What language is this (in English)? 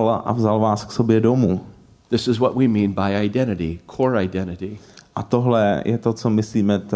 Czech